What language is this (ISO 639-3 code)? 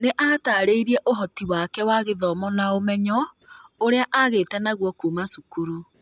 kik